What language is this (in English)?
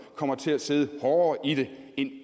Danish